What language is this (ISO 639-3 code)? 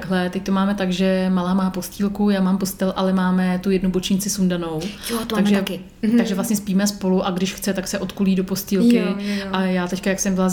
ces